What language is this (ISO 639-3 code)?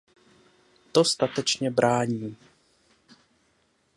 ces